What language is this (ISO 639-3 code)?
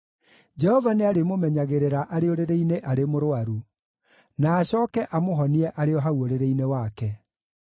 kik